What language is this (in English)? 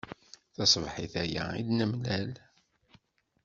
Kabyle